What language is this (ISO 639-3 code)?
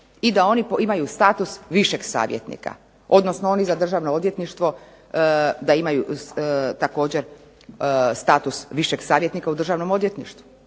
hrv